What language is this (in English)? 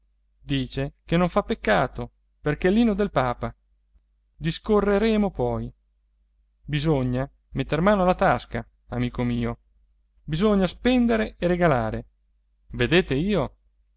Italian